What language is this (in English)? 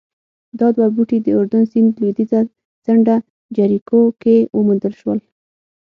Pashto